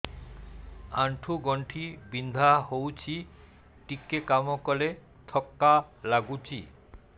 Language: Odia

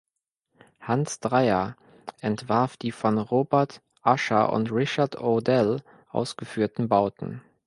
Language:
German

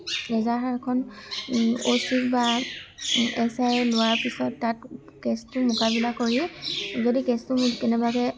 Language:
Assamese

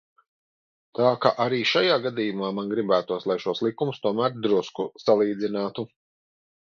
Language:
Latvian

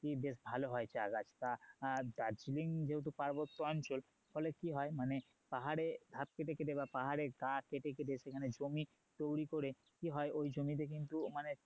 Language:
Bangla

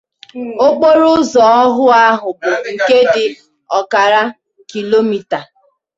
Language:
Igbo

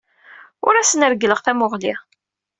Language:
Kabyle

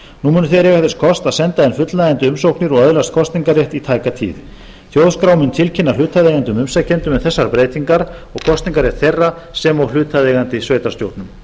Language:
Icelandic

